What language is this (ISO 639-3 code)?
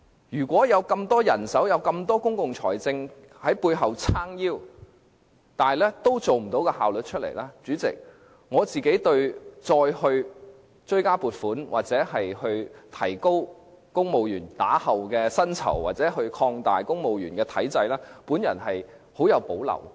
yue